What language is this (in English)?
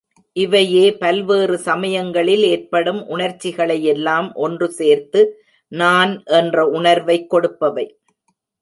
Tamil